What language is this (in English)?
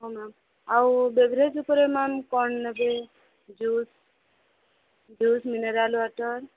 Odia